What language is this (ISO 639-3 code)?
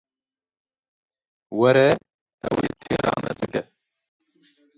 kur